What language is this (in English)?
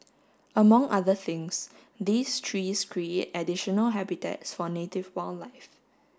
English